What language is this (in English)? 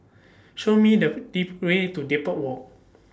English